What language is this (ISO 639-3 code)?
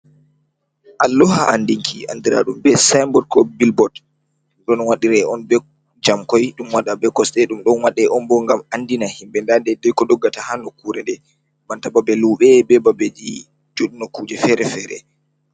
ful